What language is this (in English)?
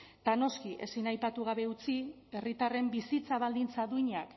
Basque